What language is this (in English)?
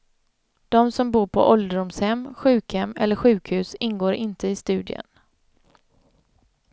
Swedish